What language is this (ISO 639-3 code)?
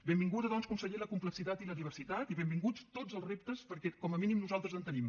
cat